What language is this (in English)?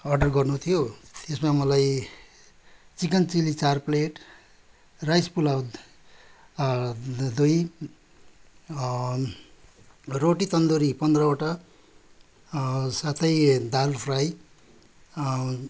Nepali